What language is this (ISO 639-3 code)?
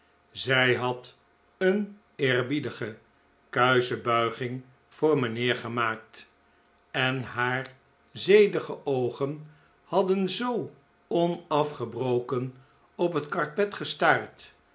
nld